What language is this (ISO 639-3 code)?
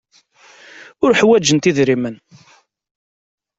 kab